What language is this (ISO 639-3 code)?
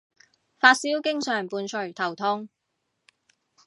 yue